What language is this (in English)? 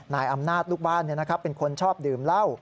Thai